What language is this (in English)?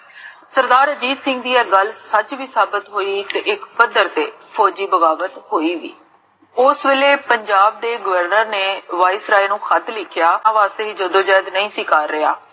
Punjabi